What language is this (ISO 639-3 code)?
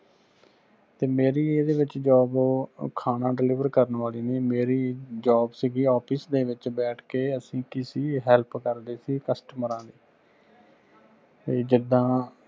pan